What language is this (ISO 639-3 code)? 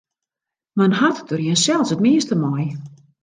fry